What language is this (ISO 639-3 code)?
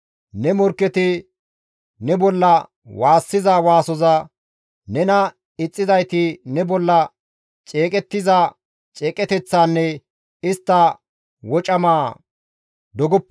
gmv